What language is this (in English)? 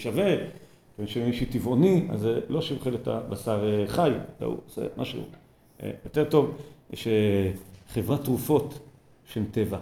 Hebrew